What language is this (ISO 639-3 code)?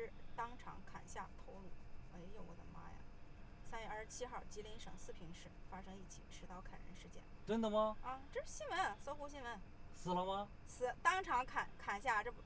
zho